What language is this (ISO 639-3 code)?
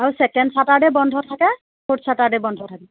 asm